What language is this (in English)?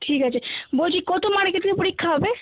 Bangla